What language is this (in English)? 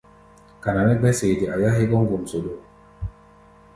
Gbaya